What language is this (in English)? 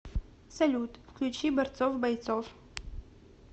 Russian